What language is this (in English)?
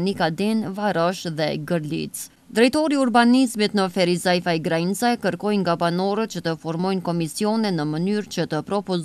Romanian